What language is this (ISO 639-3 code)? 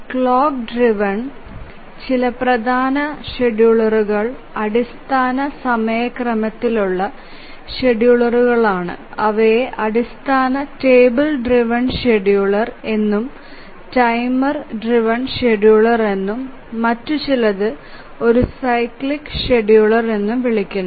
mal